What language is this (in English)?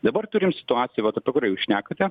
Lithuanian